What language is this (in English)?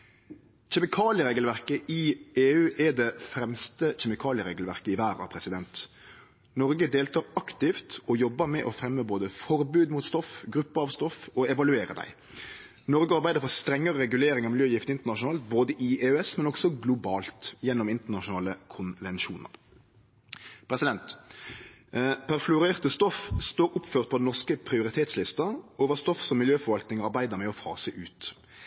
Norwegian Nynorsk